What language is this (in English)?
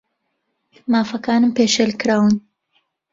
Central Kurdish